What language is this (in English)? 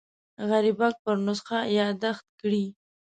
Pashto